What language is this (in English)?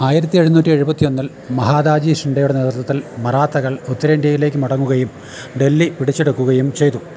Malayalam